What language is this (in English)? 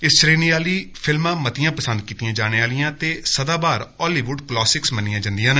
Dogri